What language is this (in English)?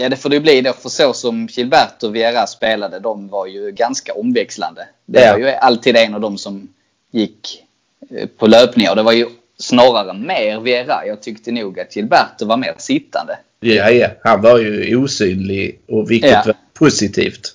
Swedish